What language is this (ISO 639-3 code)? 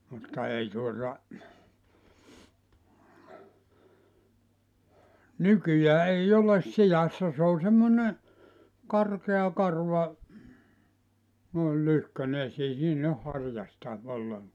fin